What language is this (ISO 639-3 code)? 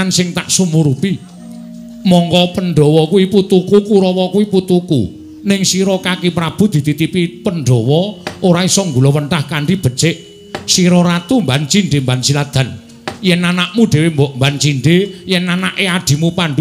ind